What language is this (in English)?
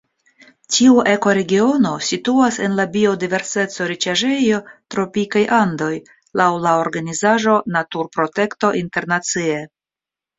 Esperanto